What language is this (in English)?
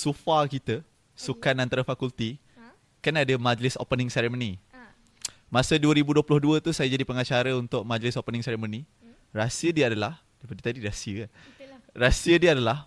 Malay